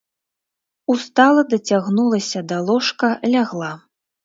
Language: Belarusian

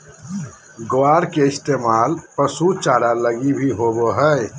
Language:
Magahi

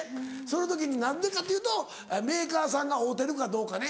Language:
Japanese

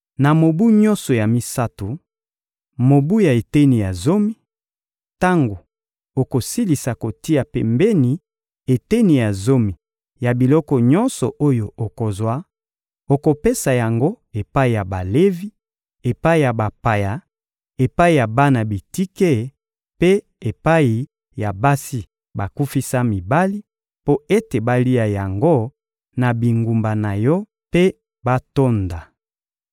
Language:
Lingala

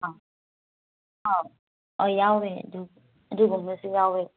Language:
Manipuri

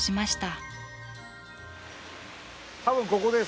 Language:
Japanese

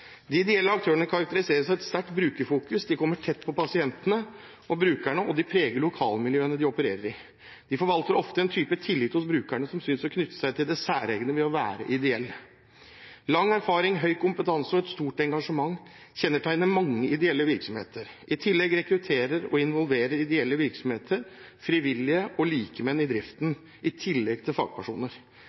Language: Norwegian Bokmål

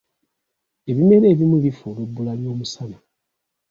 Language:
Ganda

